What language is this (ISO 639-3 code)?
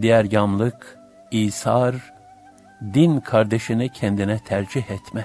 tur